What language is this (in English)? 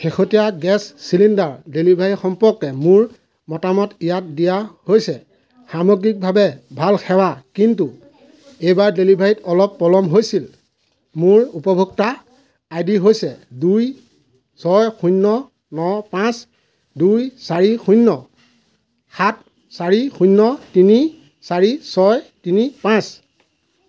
Assamese